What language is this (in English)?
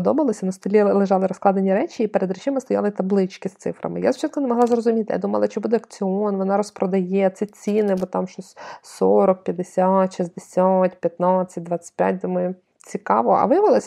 Ukrainian